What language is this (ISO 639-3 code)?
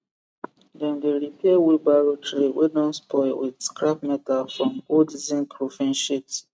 pcm